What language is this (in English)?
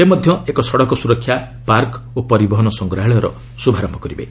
Odia